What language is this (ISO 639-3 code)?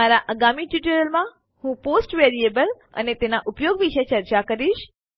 guj